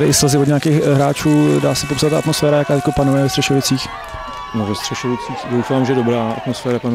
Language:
Czech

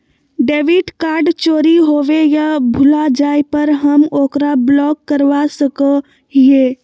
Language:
Magahi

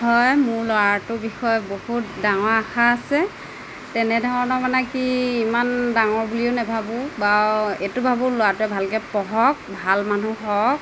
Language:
Assamese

